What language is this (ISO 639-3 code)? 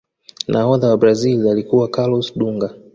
swa